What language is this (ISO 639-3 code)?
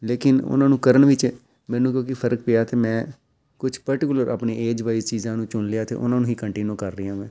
pan